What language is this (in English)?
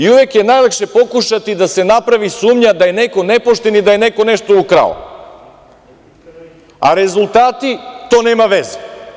Serbian